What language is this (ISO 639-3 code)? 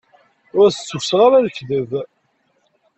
kab